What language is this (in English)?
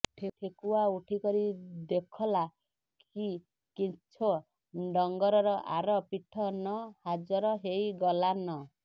Odia